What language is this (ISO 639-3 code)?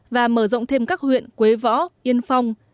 vie